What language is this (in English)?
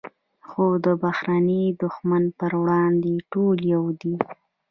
Pashto